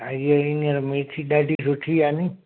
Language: Sindhi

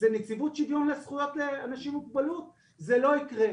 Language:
Hebrew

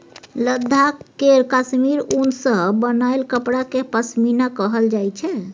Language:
Maithili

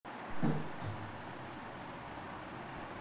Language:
Marathi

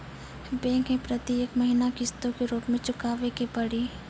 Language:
Maithili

